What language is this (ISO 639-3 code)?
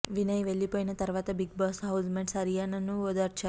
tel